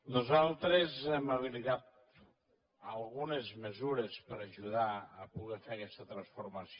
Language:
Catalan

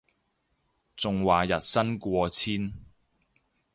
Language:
Cantonese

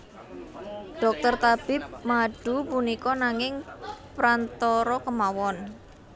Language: Javanese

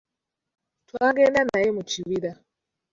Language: Ganda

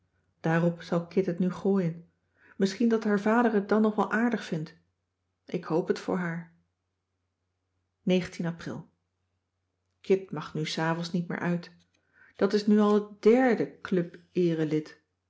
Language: Dutch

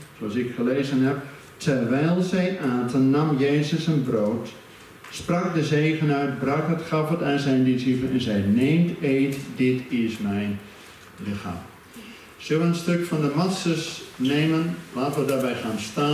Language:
Dutch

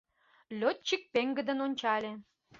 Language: Mari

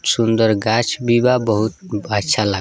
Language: Bhojpuri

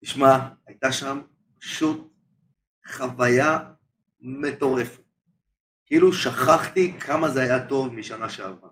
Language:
Hebrew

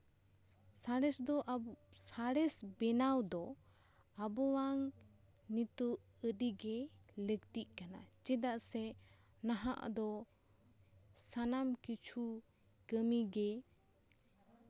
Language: Santali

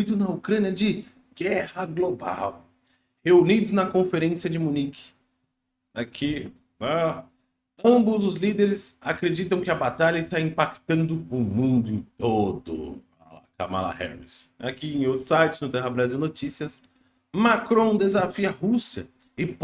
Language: Portuguese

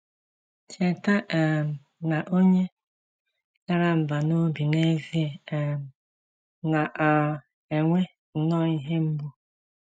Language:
Igbo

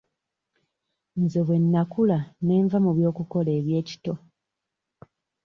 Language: Ganda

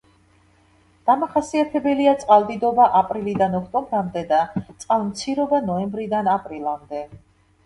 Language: Georgian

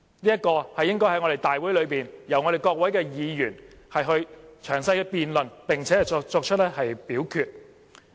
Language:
Cantonese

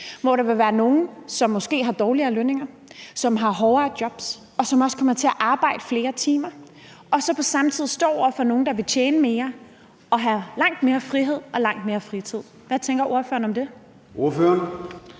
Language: Danish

